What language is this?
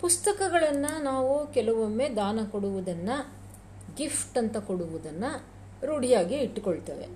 Kannada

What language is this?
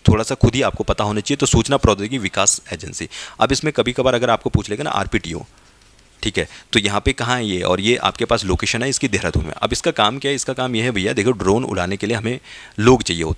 Hindi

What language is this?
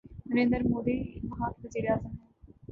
Urdu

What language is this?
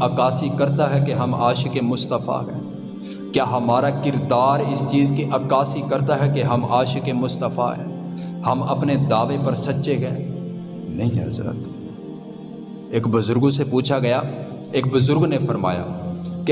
Urdu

